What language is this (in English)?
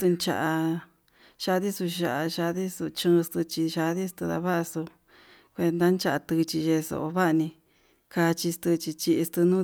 Yutanduchi Mixtec